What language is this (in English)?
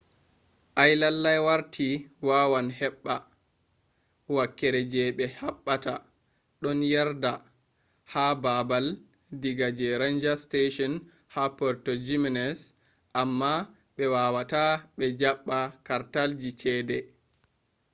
Fula